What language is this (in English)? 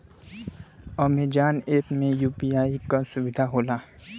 Bhojpuri